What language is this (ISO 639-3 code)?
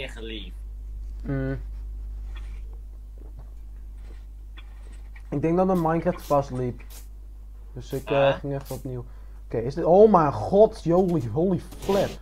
nld